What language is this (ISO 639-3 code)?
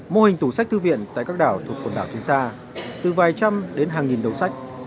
vie